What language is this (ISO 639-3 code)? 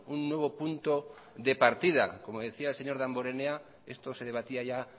spa